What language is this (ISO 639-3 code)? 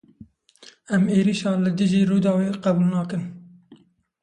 kur